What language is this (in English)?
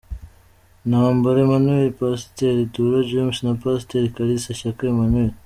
Kinyarwanda